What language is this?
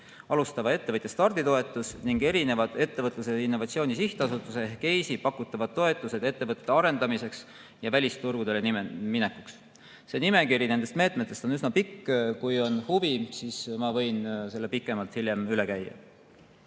Estonian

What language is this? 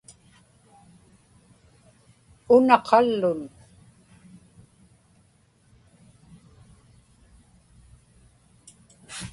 Inupiaq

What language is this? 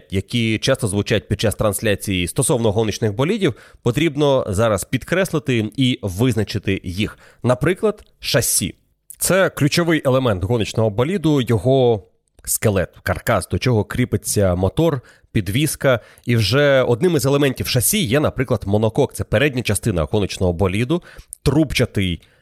Ukrainian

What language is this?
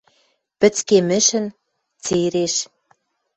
Western Mari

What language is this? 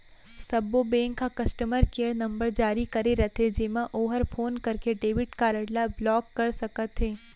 Chhattisgarhi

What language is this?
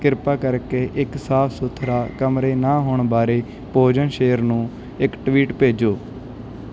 Punjabi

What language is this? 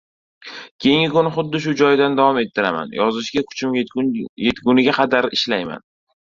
Uzbek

